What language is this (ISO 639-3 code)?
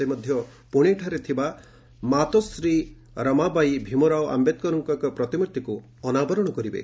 ori